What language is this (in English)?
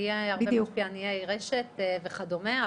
Hebrew